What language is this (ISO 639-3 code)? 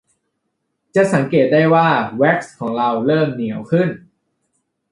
tha